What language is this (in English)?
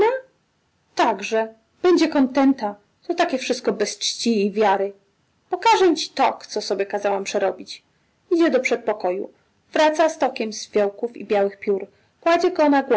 Polish